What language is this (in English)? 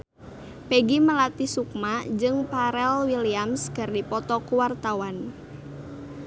Sundanese